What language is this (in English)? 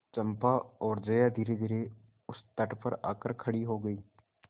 Hindi